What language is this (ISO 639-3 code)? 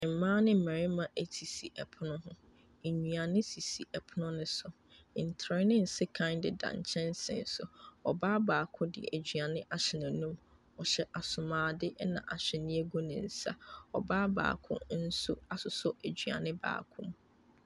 aka